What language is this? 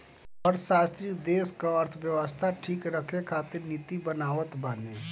Bhojpuri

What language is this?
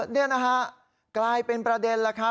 Thai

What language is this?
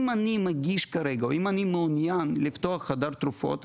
Hebrew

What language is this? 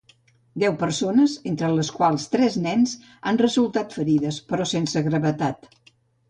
Catalan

